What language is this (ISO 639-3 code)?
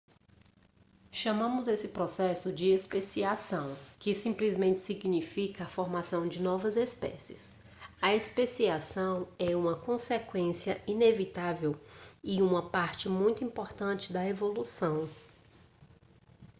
por